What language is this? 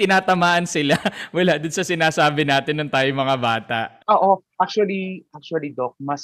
Filipino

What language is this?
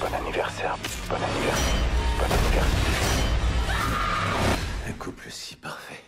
French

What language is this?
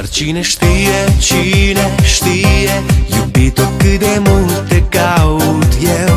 Romanian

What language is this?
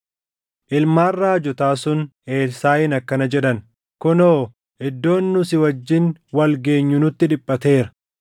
Oromo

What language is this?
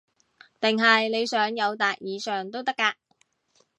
Cantonese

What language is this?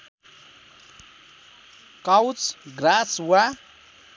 Nepali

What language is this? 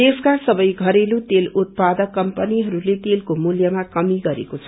Nepali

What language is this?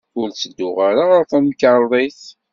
Kabyle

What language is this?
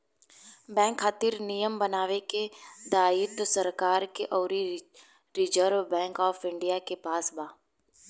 Bhojpuri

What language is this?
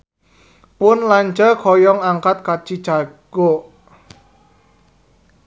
Sundanese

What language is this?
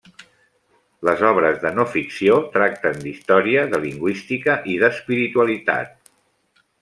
Catalan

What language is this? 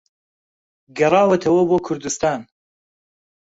Central Kurdish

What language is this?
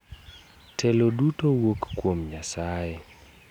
Luo (Kenya and Tanzania)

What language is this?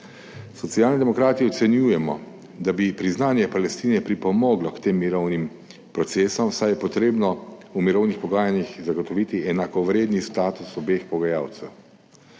Slovenian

